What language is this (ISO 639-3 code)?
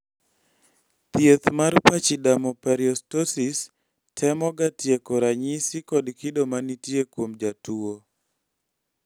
luo